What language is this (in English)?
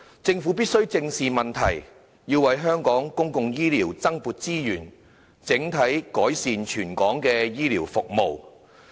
Cantonese